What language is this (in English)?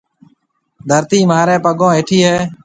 Marwari (Pakistan)